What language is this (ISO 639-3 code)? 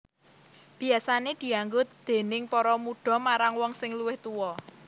jav